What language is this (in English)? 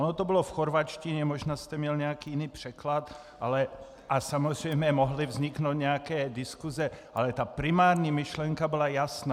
Czech